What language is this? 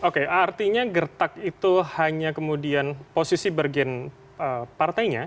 Indonesian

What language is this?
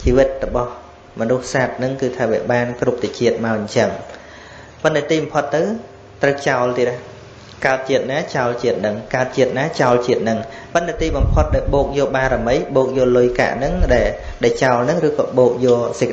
Vietnamese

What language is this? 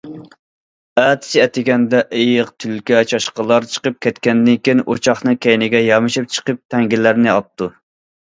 Uyghur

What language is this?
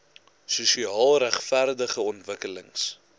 Afrikaans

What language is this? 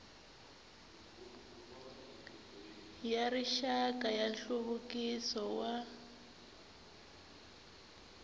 Tsonga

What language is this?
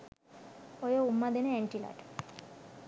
Sinhala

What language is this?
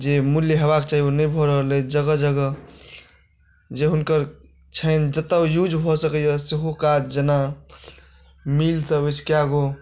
Maithili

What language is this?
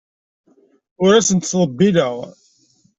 Kabyle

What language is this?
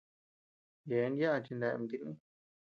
Tepeuxila Cuicatec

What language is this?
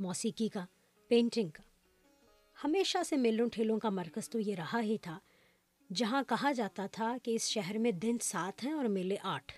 Urdu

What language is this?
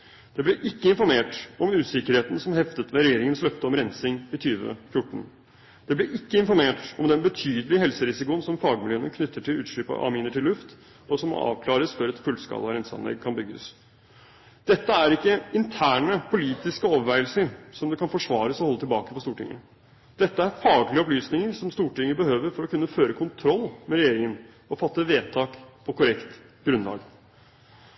Norwegian Bokmål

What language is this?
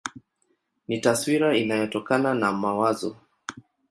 Swahili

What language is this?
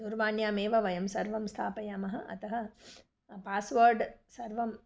Sanskrit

